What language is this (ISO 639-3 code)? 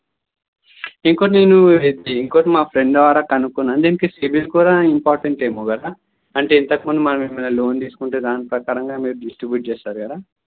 tel